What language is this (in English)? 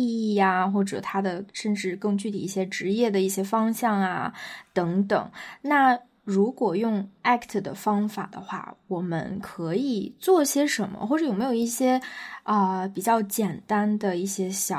Chinese